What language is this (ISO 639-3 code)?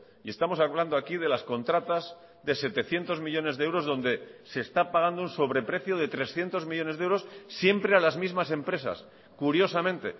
spa